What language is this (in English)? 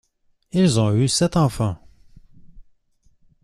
French